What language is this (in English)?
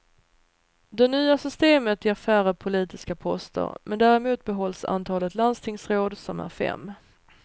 Swedish